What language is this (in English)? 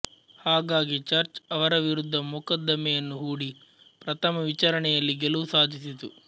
Kannada